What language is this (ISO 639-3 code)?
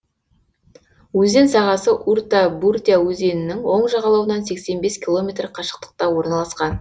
kaz